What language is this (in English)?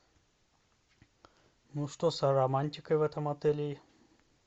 Russian